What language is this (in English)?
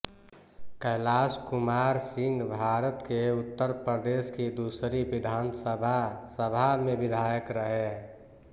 Hindi